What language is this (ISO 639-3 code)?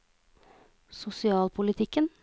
nor